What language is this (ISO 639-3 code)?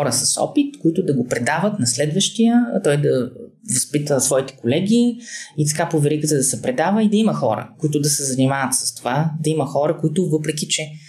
bul